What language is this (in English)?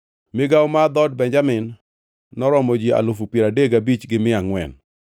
Luo (Kenya and Tanzania)